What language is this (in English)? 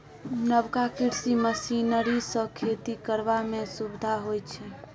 Maithili